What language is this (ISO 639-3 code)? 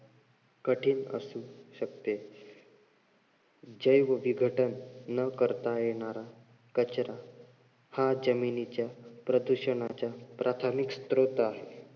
mar